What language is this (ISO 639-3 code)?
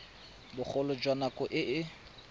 tsn